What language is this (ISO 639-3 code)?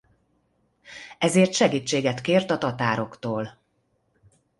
hun